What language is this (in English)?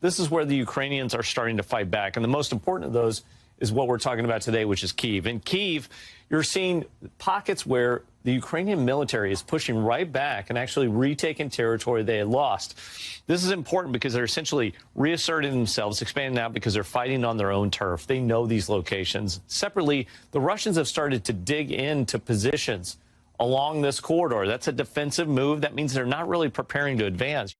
Greek